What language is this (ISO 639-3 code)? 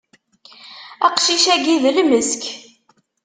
kab